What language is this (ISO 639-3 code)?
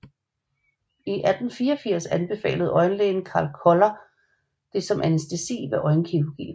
dan